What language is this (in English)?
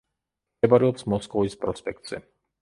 Georgian